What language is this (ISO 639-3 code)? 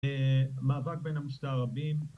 heb